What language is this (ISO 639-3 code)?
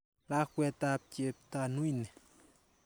kln